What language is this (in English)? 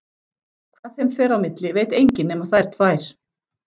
Icelandic